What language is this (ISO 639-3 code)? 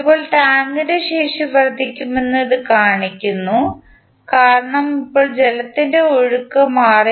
mal